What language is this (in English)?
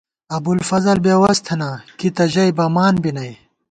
Gawar-Bati